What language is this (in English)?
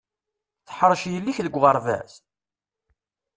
Kabyle